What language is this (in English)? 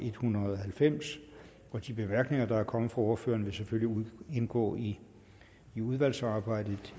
Danish